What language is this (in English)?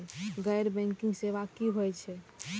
Maithili